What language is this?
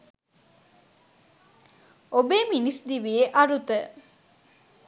Sinhala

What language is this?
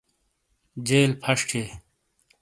Shina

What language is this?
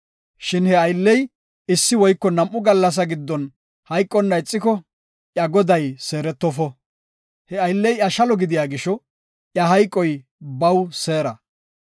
Gofa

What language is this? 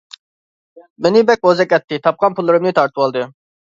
Uyghur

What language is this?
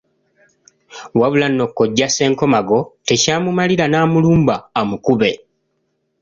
Ganda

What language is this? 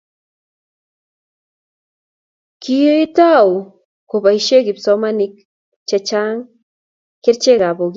Kalenjin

